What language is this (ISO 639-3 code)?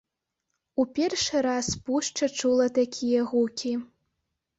bel